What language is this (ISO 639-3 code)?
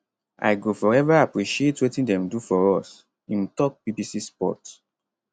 pcm